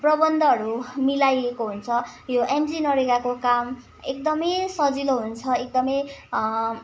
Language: Nepali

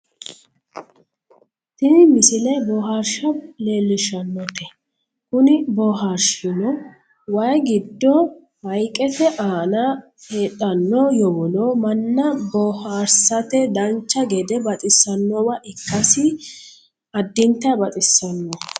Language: Sidamo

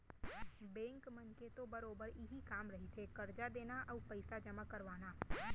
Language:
Chhattisgarhi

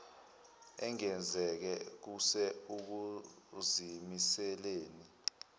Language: Zulu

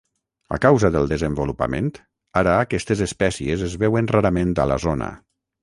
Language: Catalan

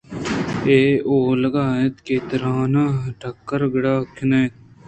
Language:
Eastern Balochi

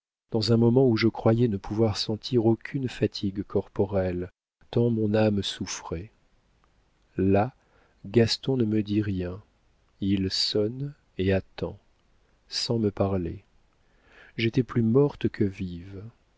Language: French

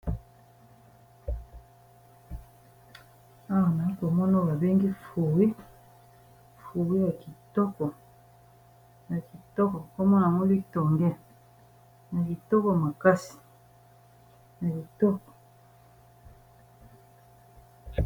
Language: Lingala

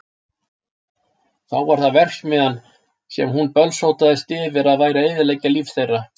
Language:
Icelandic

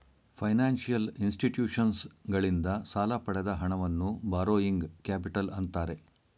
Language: Kannada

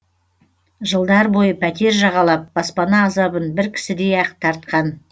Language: Kazakh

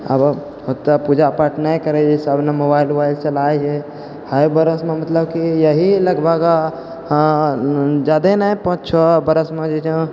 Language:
Maithili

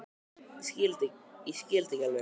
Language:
Icelandic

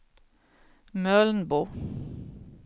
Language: Swedish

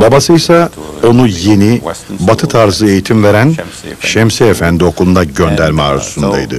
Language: Turkish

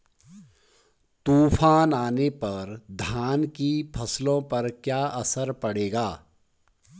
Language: Hindi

